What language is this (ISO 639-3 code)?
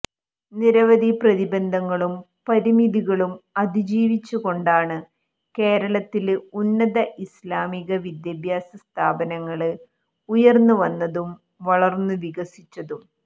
mal